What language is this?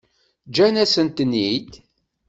Kabyle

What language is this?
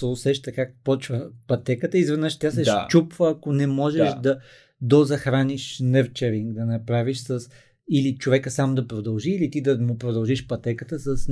Bulgarian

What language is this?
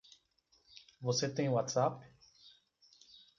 Portuguese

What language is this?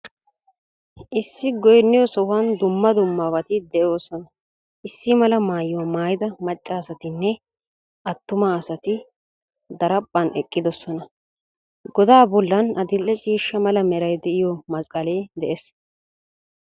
Wolaytta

